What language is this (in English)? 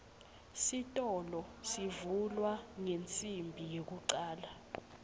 Swati